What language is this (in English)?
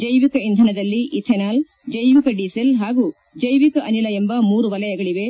Kannada